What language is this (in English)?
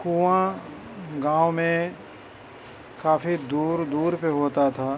Urdu